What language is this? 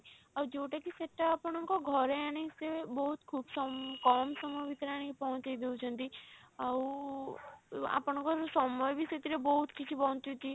Odia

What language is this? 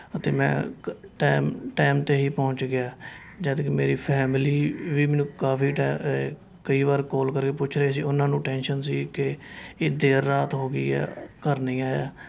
Punjabi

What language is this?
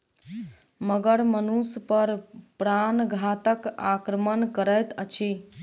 Maithili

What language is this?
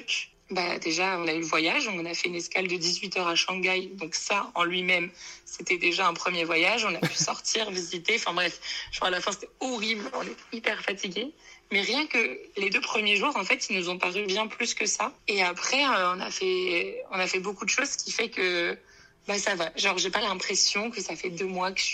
French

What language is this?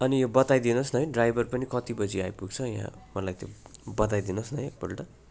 Nepali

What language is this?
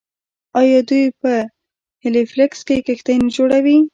Pashto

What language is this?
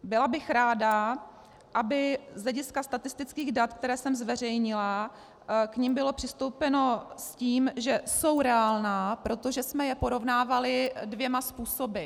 Czech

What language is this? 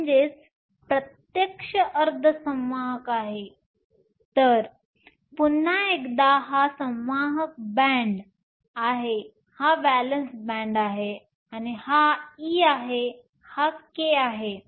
Marathi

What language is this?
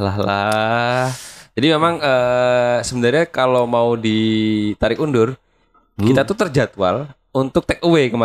Indonesian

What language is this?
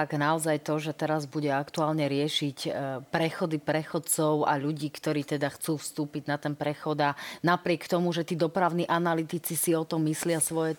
Slovak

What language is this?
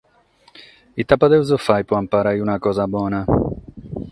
Sardinian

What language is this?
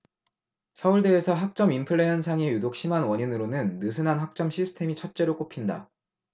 Korean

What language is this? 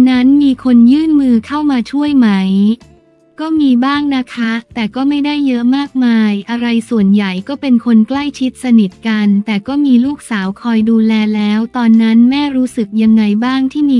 Thai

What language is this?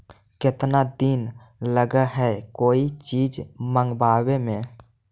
Magahi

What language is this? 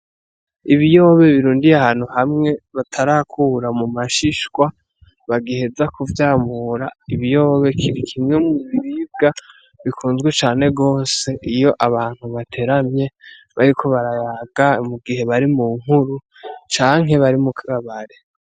Rundi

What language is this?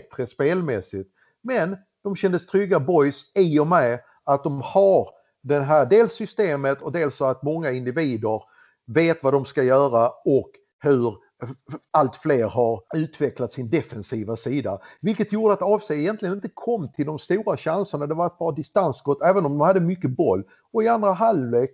Swedish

